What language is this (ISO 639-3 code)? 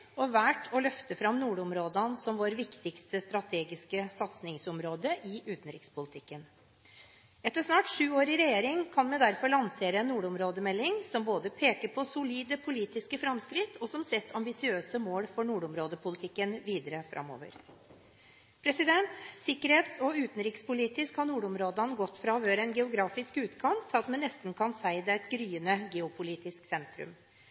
nob